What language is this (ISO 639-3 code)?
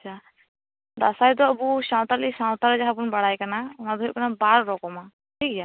sat